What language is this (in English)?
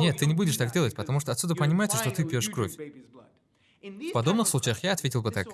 Russian